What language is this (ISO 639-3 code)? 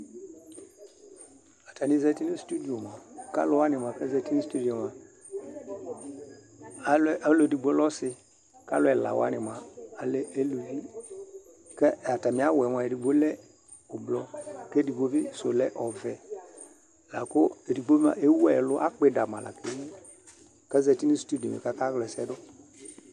kpo